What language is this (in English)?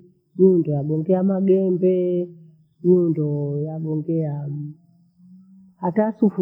Bondei